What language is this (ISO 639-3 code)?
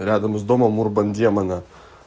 rus